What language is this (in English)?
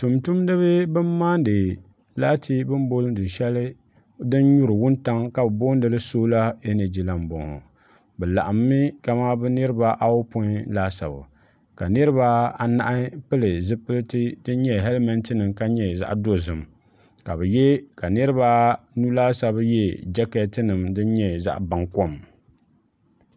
Dagbani